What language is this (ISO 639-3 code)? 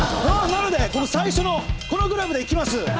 jpn